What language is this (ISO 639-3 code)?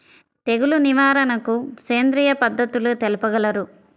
tel